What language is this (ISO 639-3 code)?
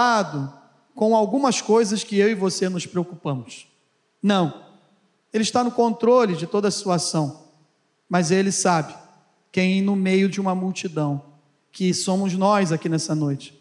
por